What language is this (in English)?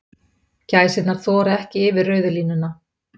Icelandic